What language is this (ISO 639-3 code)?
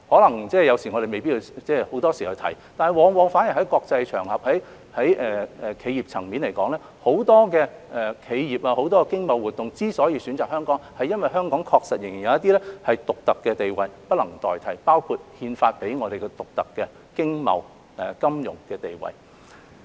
yue